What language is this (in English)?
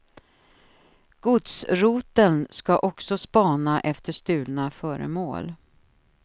Swedish